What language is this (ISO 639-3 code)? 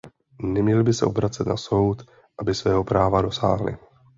ces